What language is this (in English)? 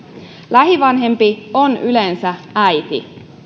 Finnish